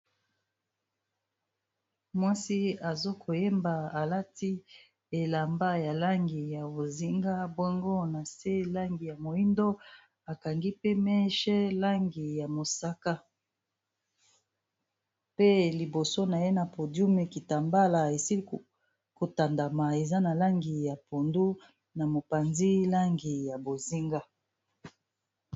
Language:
Lingala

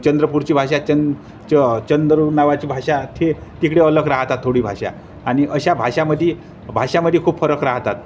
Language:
Marathi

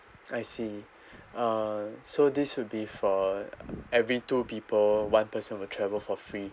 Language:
English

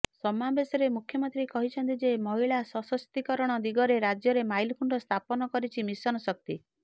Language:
Odia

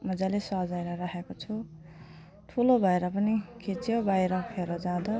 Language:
Nepali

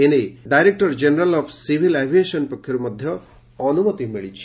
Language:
Odia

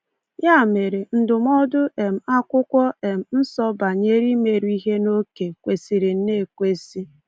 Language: Igbo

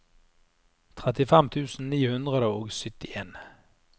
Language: Norwegian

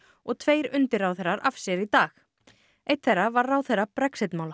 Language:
Icelandic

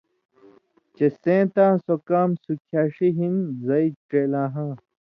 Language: Indus Kohistani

